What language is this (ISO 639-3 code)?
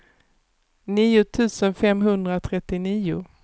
swe